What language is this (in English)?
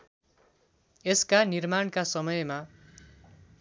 Nepali